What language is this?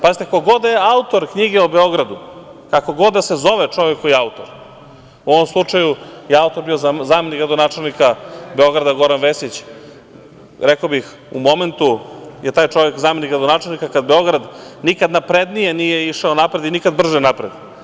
Serbian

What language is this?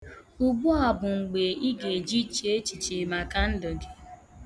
Igbo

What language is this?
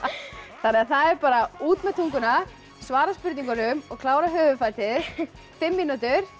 Icelandic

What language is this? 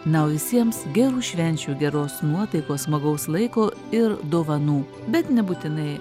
Lithuanian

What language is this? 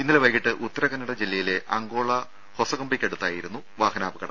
Malayalam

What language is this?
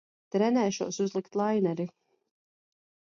Latvian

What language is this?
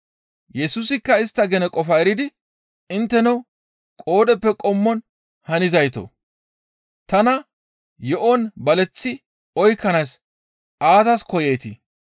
Gamo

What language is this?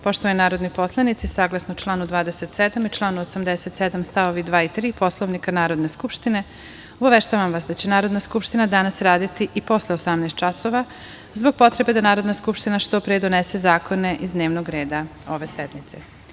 Serbian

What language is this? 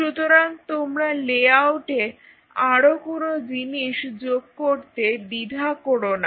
Bangla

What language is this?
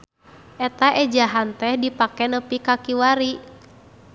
Sundanese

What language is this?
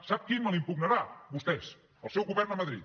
Catalan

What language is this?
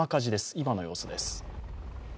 Japanese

